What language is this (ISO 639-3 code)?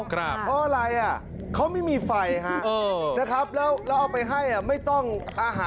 tha